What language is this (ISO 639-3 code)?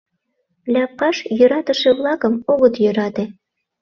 chm